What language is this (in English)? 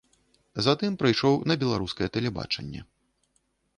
Belarusian